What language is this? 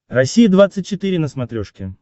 Russian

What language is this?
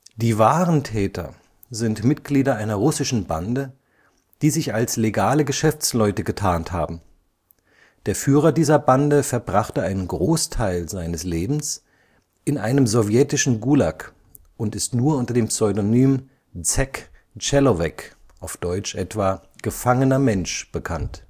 German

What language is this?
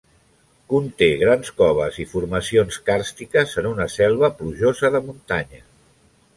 Catalan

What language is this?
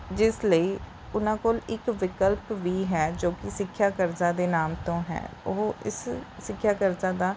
Punjabi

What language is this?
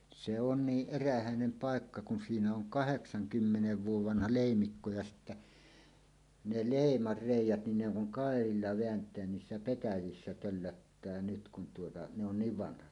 Finnish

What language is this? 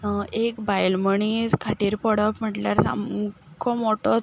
Konkani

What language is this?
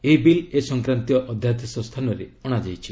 Odia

